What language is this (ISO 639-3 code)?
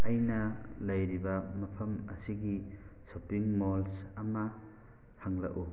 mni